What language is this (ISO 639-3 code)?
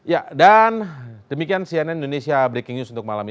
ind